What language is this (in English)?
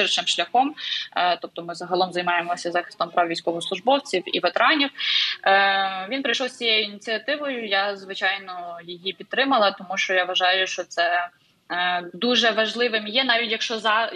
Ukrainian